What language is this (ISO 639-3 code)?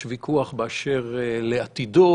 heb